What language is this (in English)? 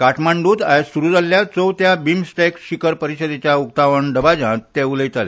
Konkani